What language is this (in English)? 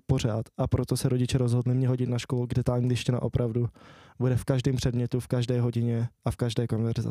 Czech